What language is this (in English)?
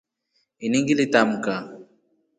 Rombo